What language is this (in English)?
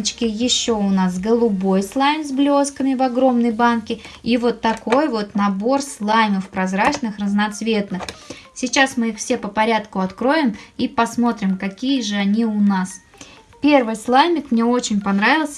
Russian